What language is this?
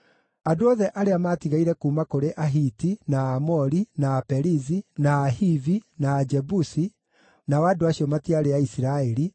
Kikuyu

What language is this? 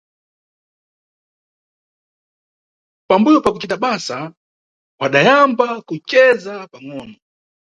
Nyungwe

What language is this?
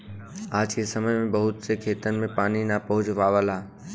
Bhojpuri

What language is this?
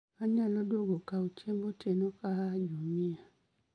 Luo (Kenya and Tanzania)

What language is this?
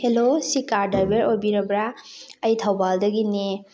Manipuri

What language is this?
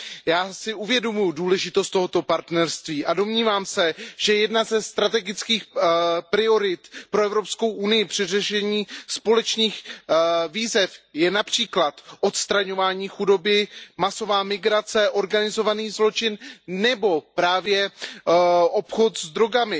Czech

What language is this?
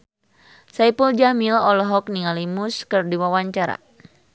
Sundanese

